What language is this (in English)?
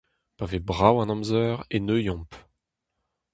Breton